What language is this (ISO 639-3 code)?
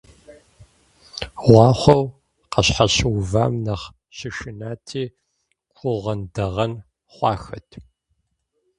kbd